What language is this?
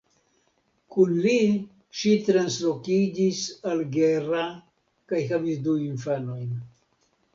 Esperanto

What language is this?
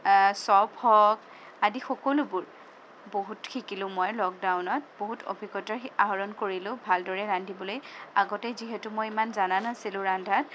Assamese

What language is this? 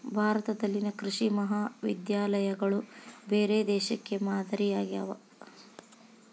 Kannada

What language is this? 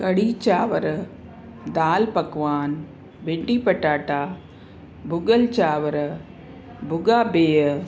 Sindhi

